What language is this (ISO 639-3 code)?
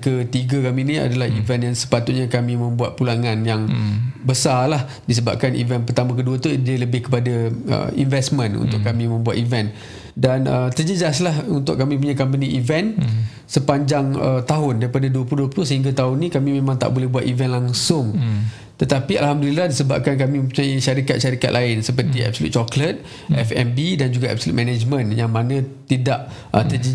msa